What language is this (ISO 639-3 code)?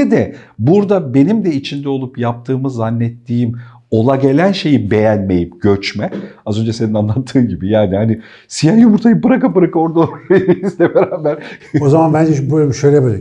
tur